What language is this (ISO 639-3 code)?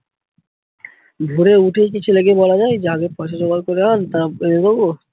ben